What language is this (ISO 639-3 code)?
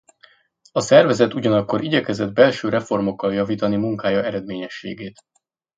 hun